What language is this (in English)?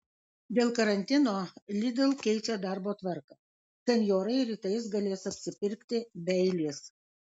Lithuanian